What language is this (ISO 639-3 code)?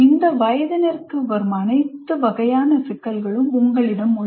tam